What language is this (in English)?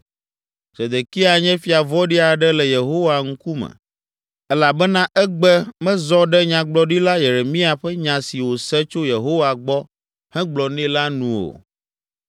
Ewe